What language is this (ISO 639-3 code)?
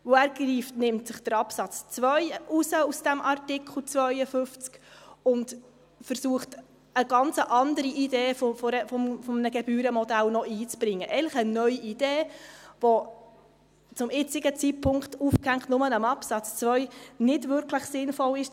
gsw